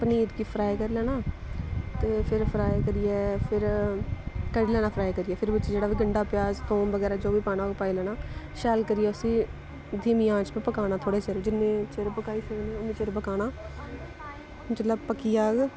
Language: Dogri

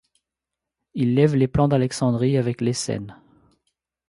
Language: French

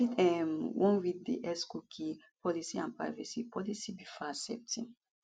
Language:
Nigerian Pidgin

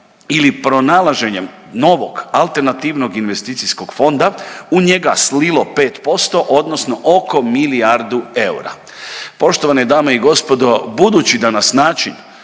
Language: Croatian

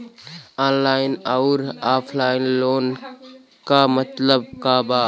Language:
Bhojpuri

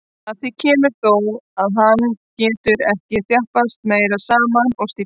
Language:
Icelandic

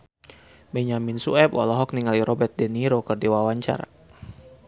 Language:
Sundanese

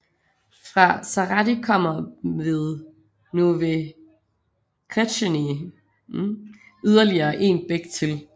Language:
Danish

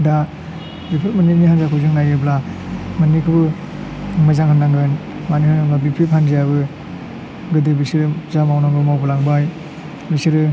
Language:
Bodo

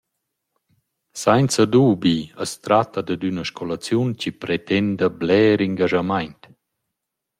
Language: Romansh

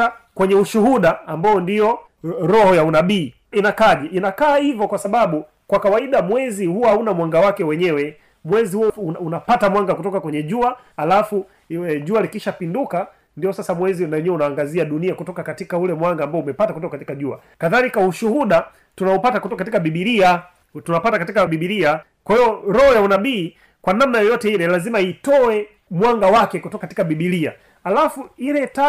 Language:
Swahili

